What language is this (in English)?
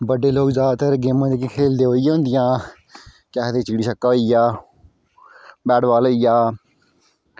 Dogri